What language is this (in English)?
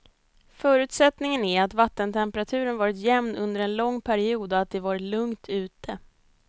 Swedish